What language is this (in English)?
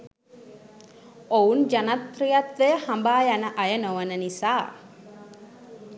Sinhala